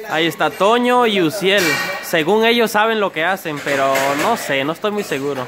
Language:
Spanish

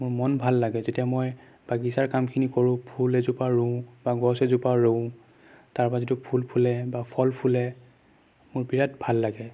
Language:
Assamese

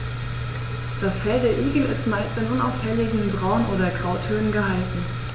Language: German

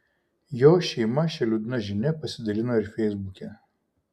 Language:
Lithuanian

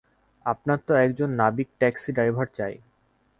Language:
Bangla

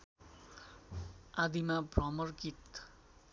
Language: Nepali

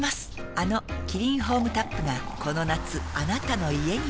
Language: Japanese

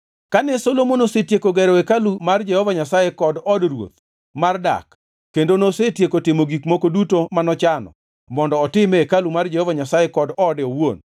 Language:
Luo (Kenya and Tanzania)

